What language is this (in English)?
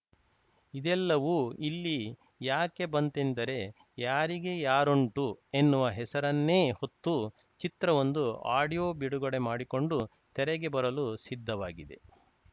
Kannada